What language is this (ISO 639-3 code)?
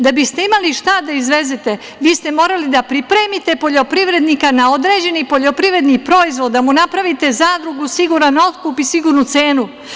srp